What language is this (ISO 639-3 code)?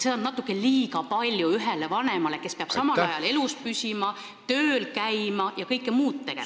est